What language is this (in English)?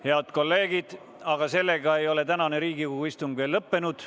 Estonian